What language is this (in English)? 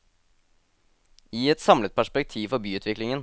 Norwegian